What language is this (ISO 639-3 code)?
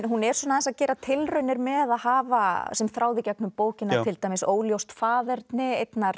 isl